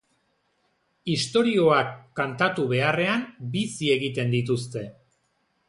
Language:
Basque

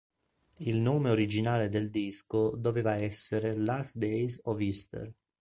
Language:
Italian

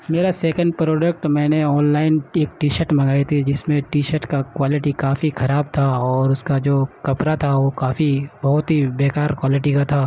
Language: Urdu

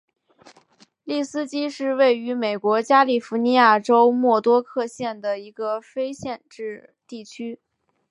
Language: Chinese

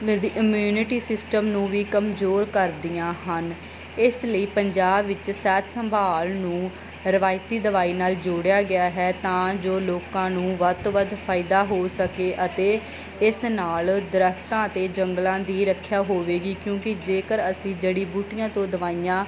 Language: Punjabi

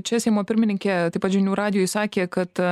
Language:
Lithuanian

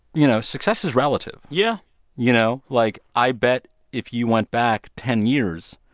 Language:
English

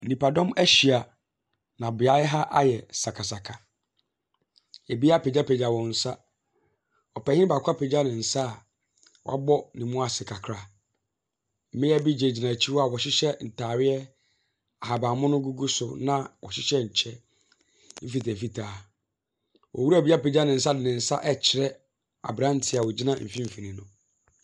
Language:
Akan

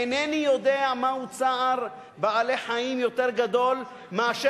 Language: Hebrew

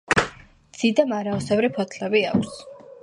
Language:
Georgian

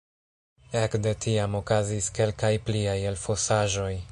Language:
Esperanto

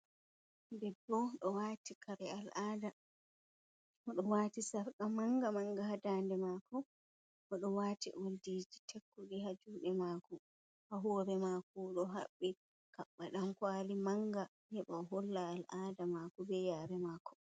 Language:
Fula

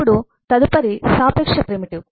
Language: Telugu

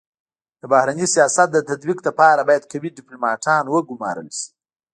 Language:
Pashto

